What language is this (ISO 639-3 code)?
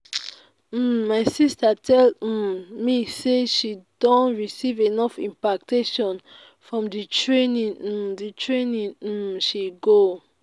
pcm